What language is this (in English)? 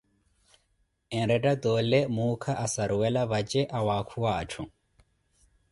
Koti